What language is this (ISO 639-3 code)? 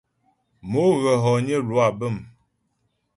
bbj